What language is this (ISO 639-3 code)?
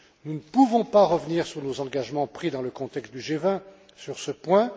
fra